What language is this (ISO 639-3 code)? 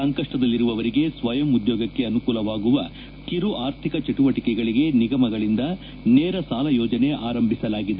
kan